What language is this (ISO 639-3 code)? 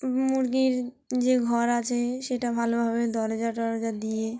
ben